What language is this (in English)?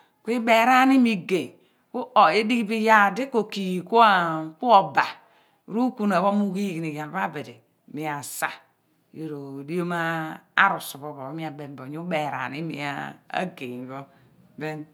Abua